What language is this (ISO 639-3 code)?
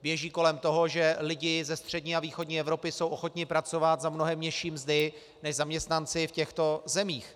ces